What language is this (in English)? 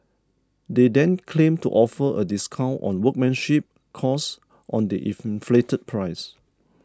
English